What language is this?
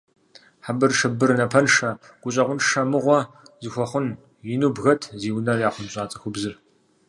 Kabardian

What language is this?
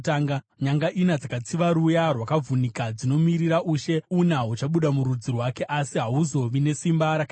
Shona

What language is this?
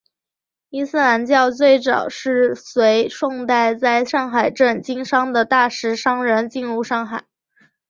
Chinese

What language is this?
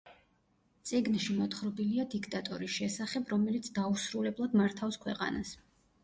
Georgian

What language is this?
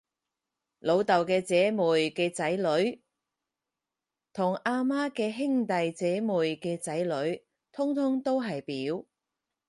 Cantonese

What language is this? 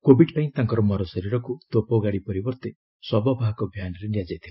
Odia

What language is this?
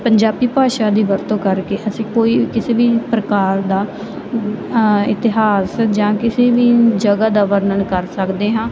Punjabi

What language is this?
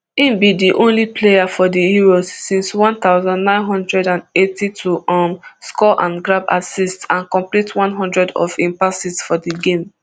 Nigerian Pidgin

